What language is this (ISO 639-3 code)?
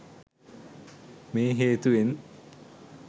sin